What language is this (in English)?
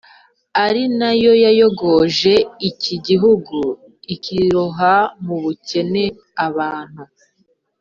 Kinyarwanda